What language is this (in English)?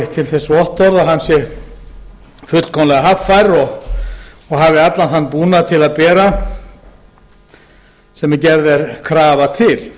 Icelandic